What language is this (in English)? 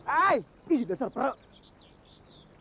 Indonesian